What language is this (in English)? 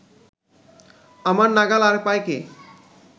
Bangla